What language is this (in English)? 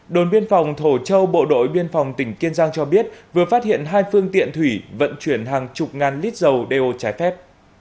Vietnamese